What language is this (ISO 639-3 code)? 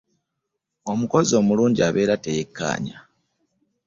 lug